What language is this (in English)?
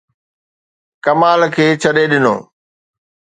Sindhi